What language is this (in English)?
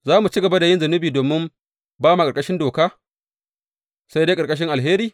Hausa